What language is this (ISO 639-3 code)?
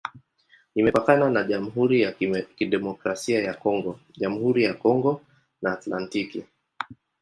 swa